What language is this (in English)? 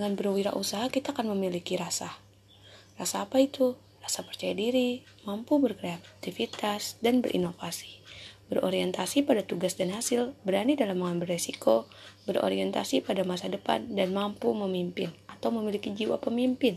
Indonesian